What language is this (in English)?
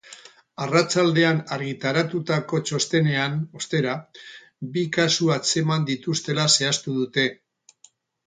Basque